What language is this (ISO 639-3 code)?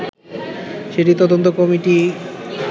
ben